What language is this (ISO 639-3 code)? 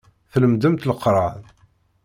kab